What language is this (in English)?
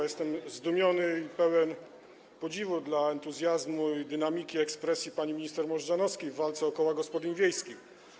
Polish